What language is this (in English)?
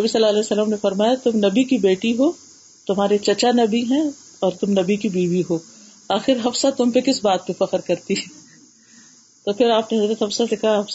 Urdu